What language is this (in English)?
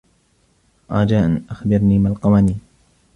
Arabic